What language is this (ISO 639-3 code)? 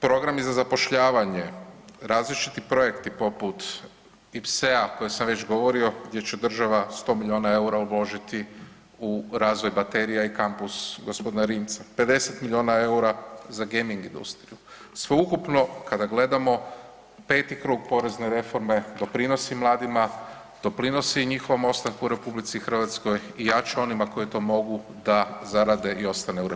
hrv